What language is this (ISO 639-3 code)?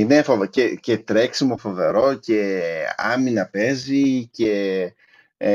ell